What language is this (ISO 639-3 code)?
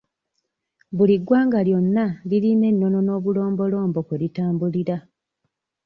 lug